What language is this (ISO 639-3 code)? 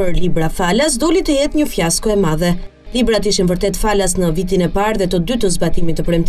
ron